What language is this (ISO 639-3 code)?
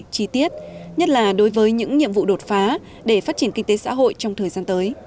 vie